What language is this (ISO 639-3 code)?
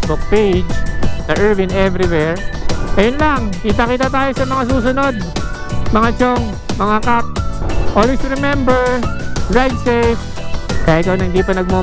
fil